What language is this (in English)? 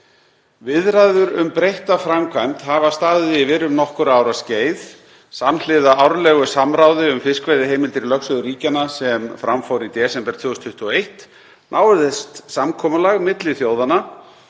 Icelandic